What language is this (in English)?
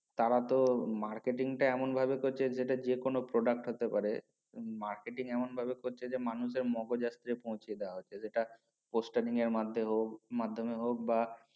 Bangla